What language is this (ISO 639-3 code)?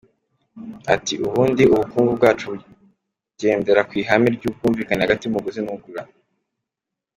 kin